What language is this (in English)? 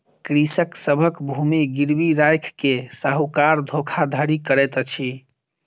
Maithili